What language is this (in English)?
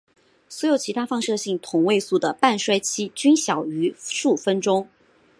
Chinese